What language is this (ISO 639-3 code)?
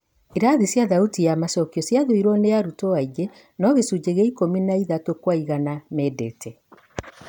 kik